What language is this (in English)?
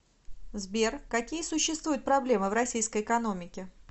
Russian